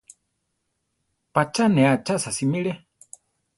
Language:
Central Tarahumara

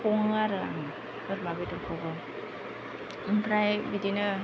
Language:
Bodo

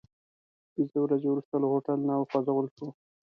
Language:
Pashto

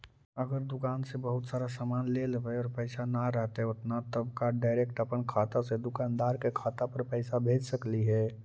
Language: Magahi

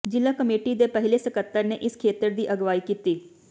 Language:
Punjabi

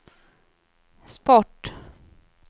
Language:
Swedish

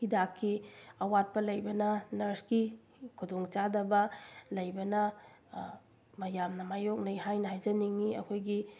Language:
Manipuri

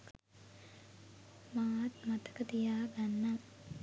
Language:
Sinhala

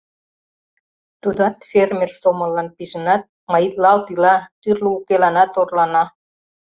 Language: Mari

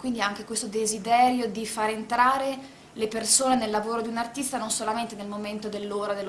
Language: Italian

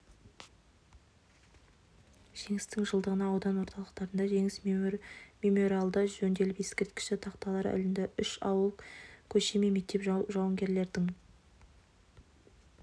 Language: Kazakh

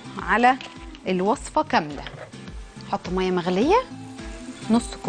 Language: Arabic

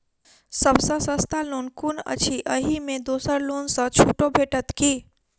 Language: Maithili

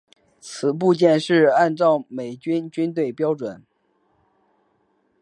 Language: Chinese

